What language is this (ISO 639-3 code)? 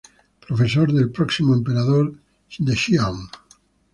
spa